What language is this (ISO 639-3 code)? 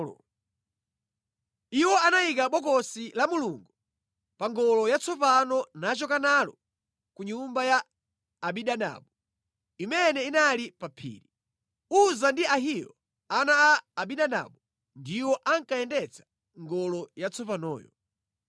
nya